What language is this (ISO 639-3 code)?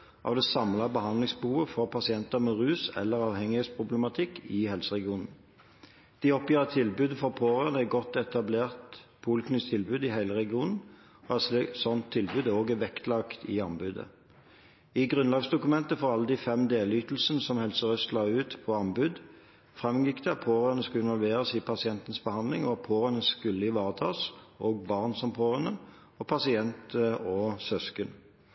nob